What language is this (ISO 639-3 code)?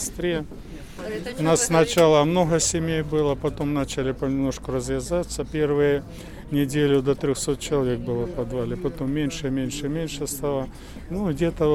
ukr